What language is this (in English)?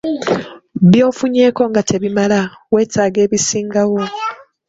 Ganda